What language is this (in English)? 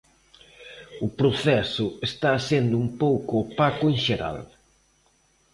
Galician